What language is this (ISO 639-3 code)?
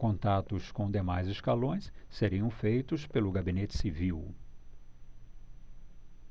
por